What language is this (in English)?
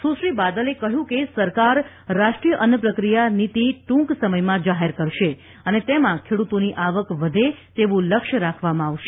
Gujarati